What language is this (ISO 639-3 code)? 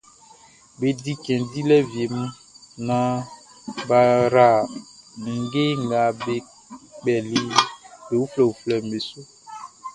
bci